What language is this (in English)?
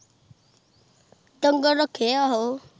Punjabi